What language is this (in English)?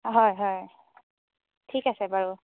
Assamese